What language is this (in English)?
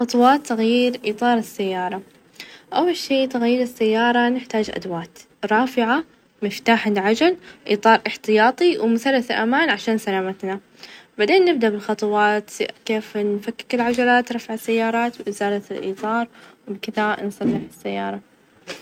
Najdi Arabic